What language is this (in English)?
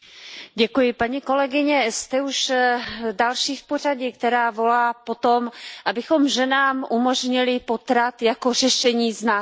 Czech